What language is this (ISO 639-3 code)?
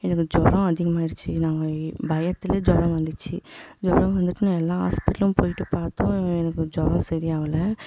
tam